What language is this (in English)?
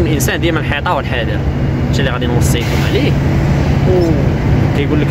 Arabic